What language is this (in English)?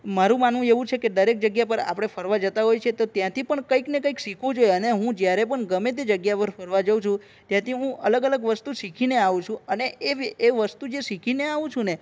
Gujarati